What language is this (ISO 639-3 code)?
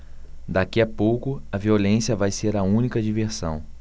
por